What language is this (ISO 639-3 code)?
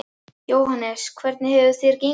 isl